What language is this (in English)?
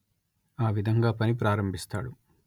Telugu